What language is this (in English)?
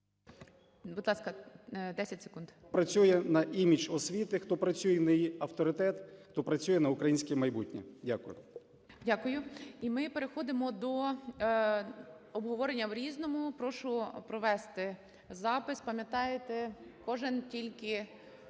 Ukrainian